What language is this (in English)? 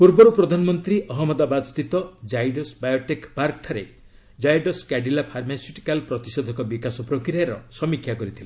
Odia